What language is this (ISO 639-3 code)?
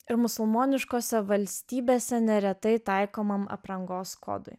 lit